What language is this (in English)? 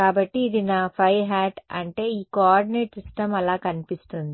Telugu